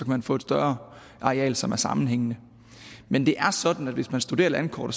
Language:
Danish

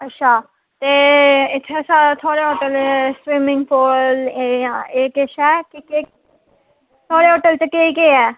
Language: Dogri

